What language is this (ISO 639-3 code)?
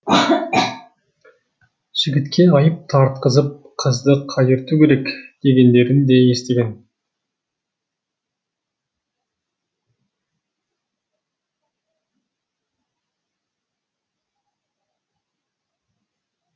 kaz